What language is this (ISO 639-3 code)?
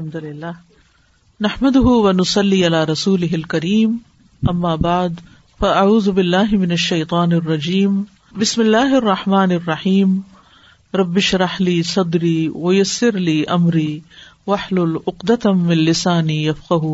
urd